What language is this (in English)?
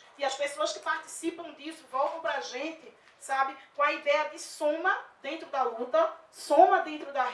Portuguese